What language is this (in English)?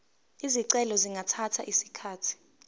Zulu